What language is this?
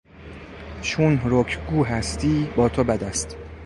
Persian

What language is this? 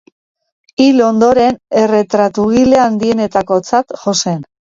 Basque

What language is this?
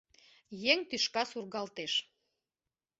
Mari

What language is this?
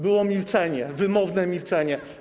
Polish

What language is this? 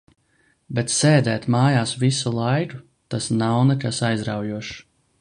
Latvian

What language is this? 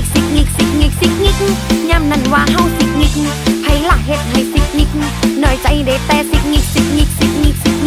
Thai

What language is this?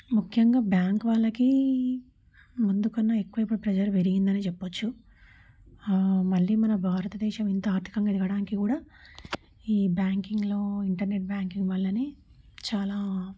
Telugu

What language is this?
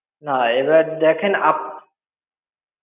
Bangla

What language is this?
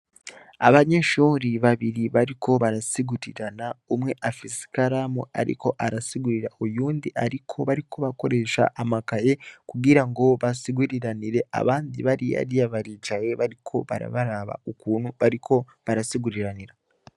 Rundi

